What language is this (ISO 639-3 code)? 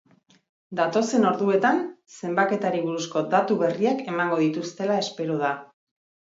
eus